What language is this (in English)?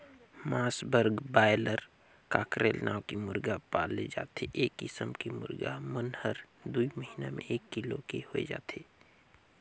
Chhattisgarhi